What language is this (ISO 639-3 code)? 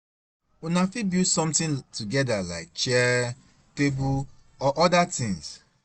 pcm